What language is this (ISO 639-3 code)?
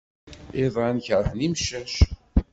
kab